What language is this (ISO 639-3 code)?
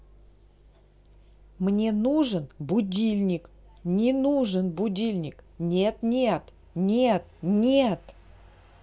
rus